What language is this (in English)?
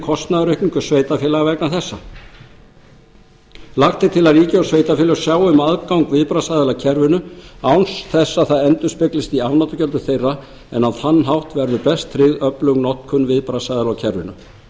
Icelandic